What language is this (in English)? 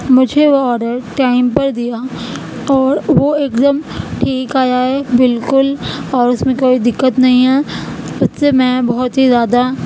Urdu